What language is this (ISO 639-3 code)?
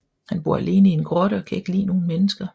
dan